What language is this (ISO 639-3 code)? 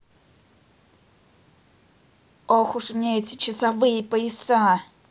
rus